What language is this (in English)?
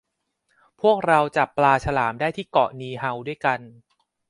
Thai